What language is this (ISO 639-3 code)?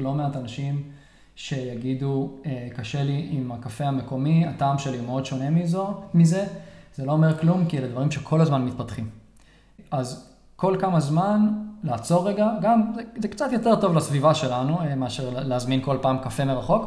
heb